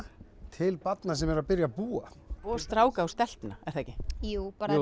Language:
Icelandic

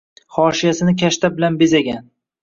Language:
Uzbek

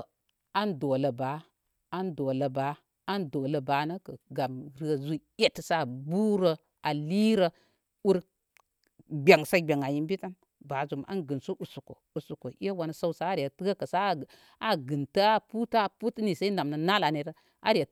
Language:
Koma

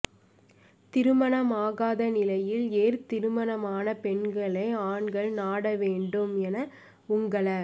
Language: Tamil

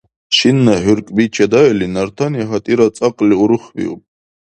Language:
Dargwa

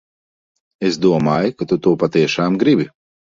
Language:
Latvian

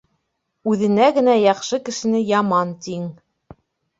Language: Bashkir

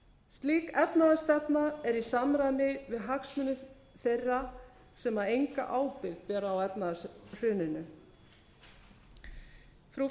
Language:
Icelandic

